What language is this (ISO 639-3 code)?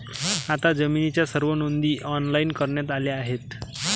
mar